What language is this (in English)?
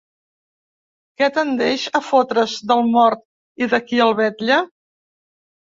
Catalan